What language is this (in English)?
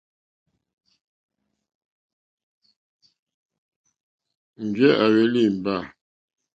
Mokpwe